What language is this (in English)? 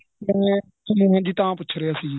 Punjabi